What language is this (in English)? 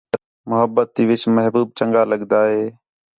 Khetrani